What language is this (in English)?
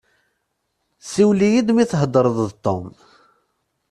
Kabyle